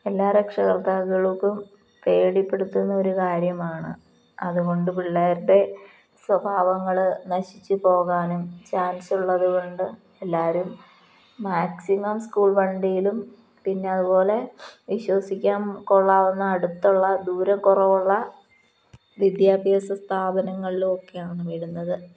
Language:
Malayalam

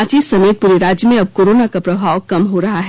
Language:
Hindi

